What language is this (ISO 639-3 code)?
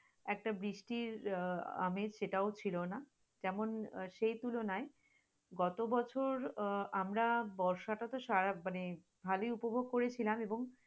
ben